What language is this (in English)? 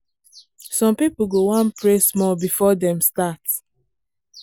Nigerian Pidgin